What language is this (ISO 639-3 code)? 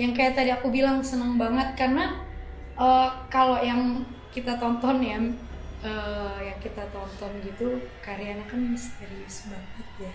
ind